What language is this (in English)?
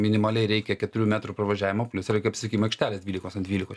Lithuanian